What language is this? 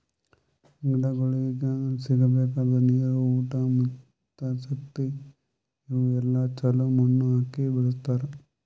Kannada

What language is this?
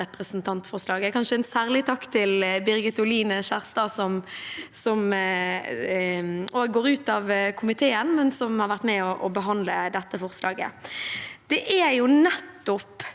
Norwegian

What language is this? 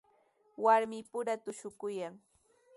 Sihuas Ancash Quechua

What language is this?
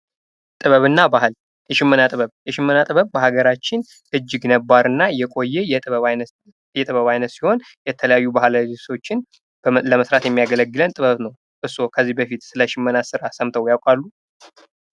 Amharic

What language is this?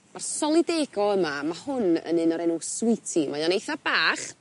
Welsh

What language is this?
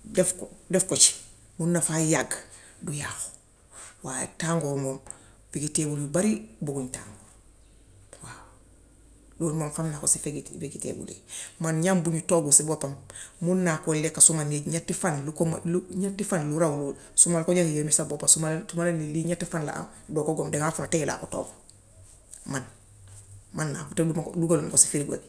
Gambian Wolof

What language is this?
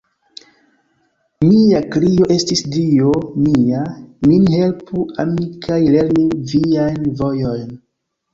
Esperanto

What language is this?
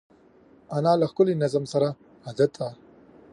Pashto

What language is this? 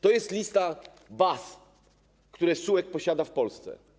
Polish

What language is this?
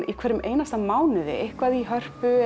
Icelandic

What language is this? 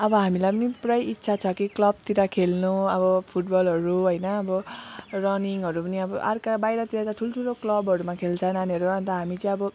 Nepali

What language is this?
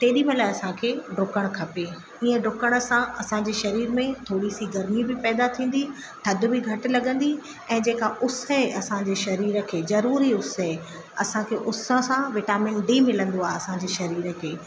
Sindhi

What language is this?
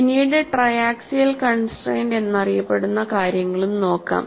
Malayalam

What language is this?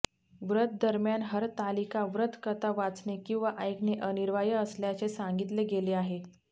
Marathi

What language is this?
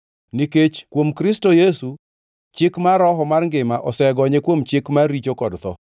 Luo (Kenya and Tanzania)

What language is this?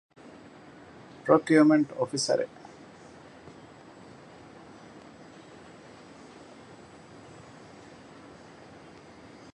Divehi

